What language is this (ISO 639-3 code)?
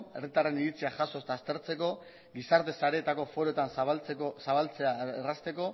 eus